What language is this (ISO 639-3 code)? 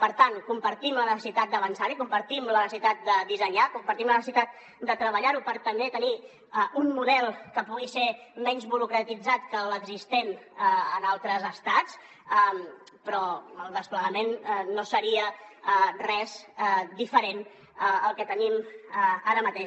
cat